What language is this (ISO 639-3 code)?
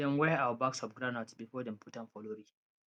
pcm